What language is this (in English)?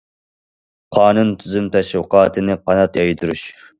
Uyghur